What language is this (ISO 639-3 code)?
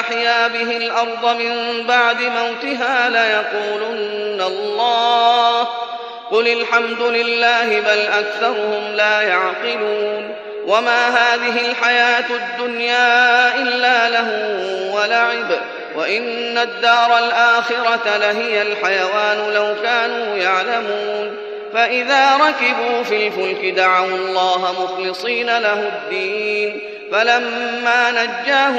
ara